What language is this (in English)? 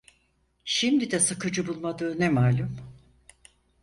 Turkish